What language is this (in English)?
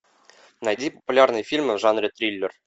Russian